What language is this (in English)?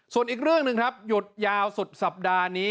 Thai